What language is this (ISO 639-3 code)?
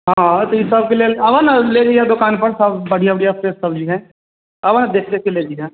mai